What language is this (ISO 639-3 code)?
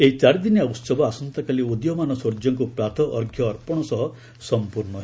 ori